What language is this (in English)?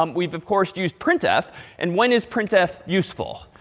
English